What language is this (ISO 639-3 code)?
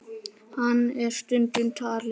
isl